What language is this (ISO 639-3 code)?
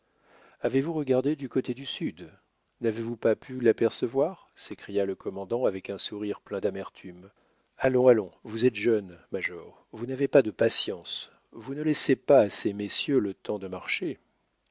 fra